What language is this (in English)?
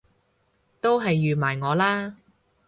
Cantonese